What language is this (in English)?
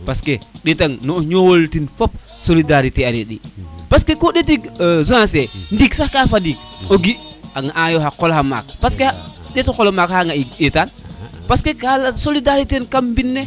Serer